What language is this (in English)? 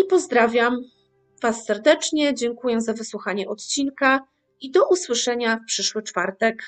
Polish